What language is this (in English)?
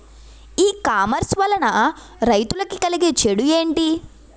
Telugu